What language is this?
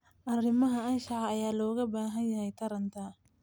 Somali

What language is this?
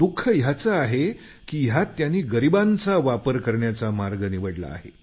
Marathi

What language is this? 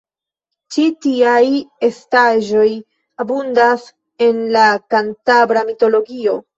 Esperanto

